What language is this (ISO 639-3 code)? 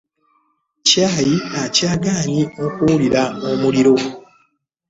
lug